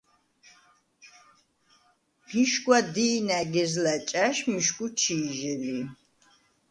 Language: Svan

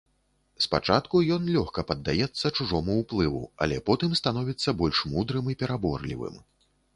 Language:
Belarusian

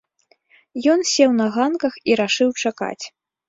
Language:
Belarusian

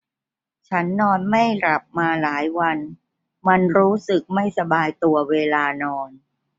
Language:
Thai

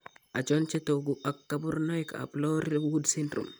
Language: Kalenjin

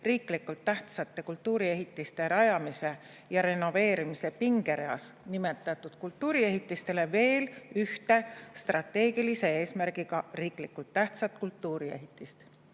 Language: Estonian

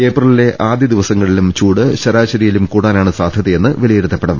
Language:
Malayalam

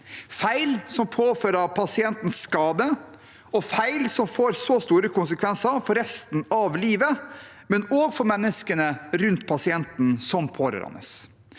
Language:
Norwegian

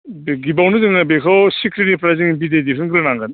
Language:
Bodo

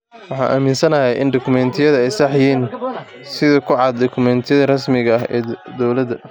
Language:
Somali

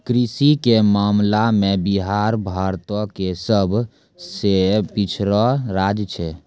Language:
Maithili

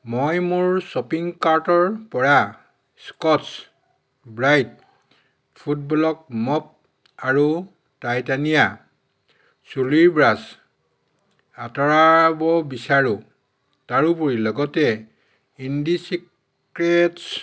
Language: Assamese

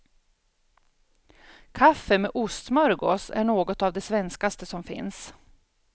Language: Swedish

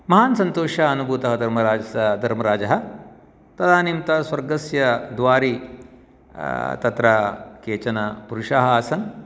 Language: Sanskrit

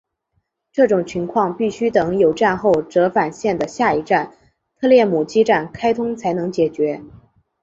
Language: Chinese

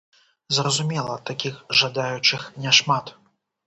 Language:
Belarusian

